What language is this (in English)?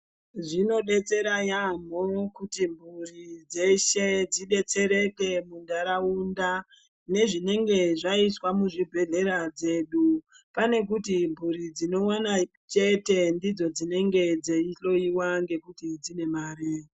Ndau